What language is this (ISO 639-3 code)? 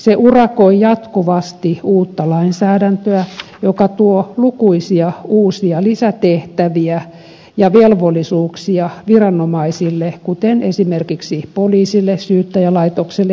fin